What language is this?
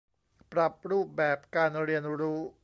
Thai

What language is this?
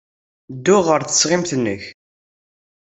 Kabyle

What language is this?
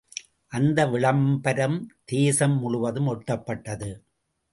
Tamil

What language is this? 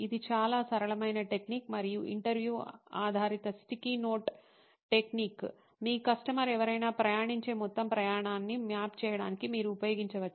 Telugu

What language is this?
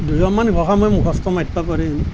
Assamese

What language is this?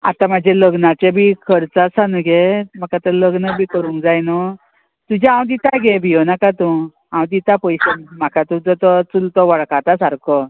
Konkani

